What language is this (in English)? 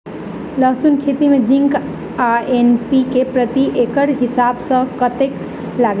Maithili